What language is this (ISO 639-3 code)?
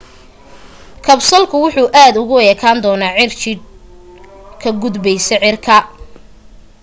som